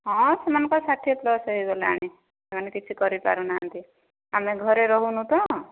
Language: Odia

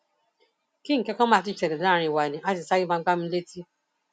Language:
Yoruba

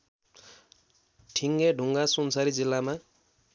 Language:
Nepali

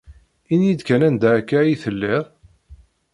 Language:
Kabyle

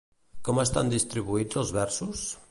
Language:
Catalan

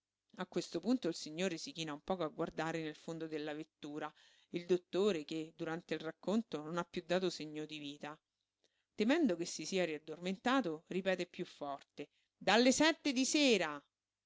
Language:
Italian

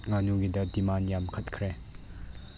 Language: Manipuri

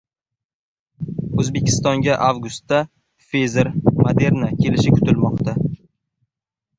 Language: Uzbek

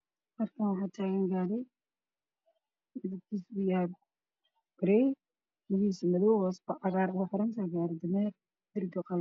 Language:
Somali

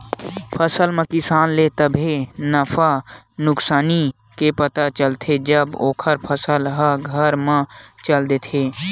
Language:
Chhattisgarhi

